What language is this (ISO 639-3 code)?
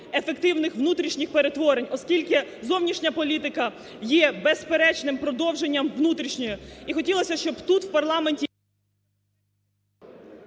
ukr